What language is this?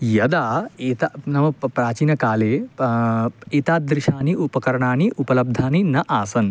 Sanskrit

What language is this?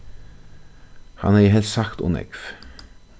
Faroese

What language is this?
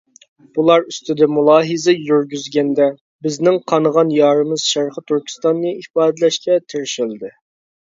Uyghur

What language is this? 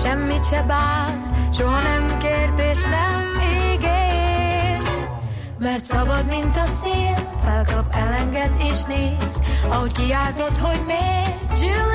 Hungarian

